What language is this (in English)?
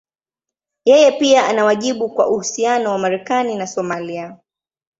Swahili